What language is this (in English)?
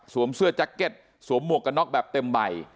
Thai